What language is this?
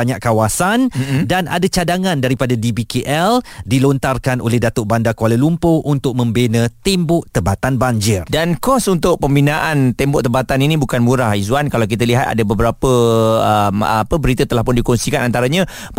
Malay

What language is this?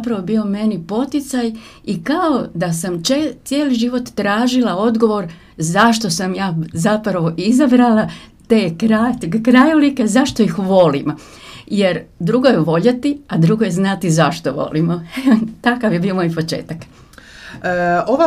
Croatian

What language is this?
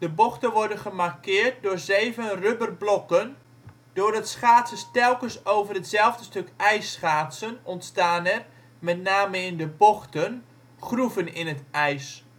Dutch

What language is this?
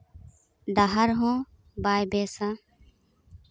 Santali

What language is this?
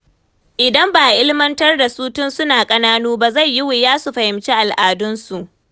Hausa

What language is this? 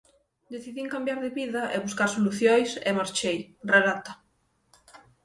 Galician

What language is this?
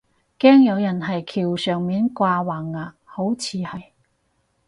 Cantonese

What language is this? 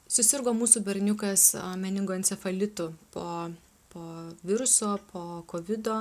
Lithuanian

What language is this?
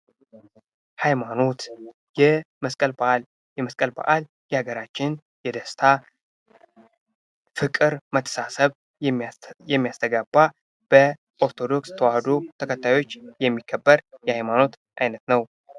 Amharic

